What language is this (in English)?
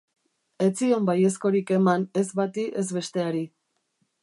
Basque